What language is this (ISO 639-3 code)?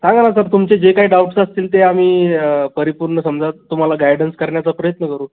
mar